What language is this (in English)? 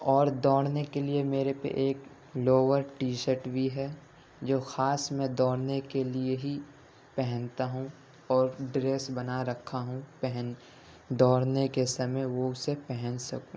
Urdu